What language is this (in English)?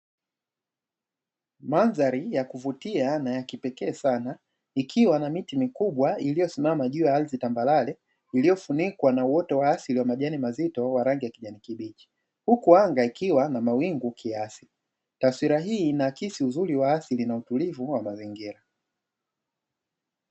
Swahili